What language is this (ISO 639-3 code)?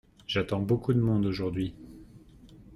fra